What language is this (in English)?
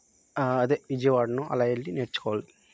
Telugu